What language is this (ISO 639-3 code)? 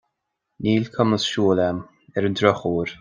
gle